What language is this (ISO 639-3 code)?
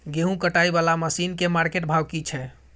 mai